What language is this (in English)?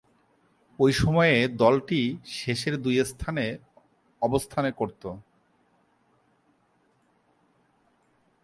Bangla